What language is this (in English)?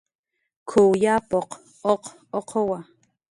Jaqaru